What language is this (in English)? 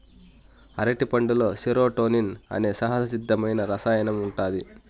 Telugu